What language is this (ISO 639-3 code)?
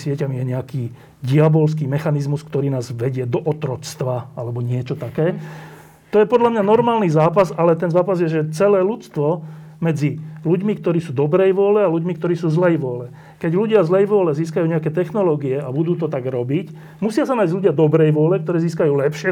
slk